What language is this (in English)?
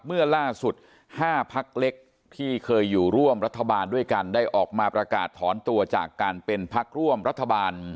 Thai